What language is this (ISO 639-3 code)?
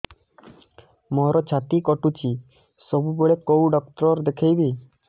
ori